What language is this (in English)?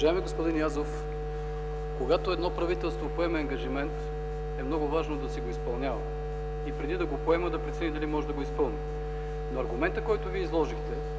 Bulgarian